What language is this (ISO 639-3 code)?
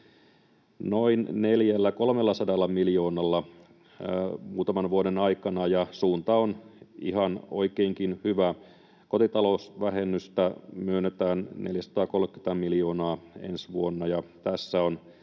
fin